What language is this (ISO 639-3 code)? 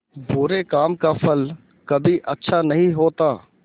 hin